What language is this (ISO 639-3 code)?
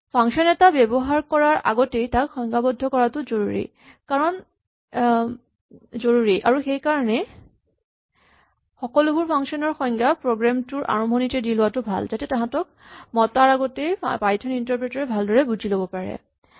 asm